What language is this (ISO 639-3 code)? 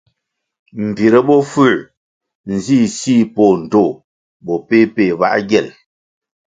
nmg